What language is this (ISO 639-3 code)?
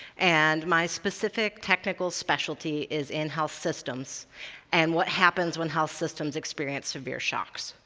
eng